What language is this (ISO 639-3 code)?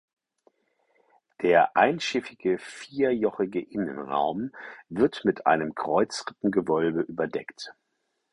deu